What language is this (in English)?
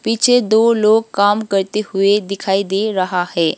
Hindi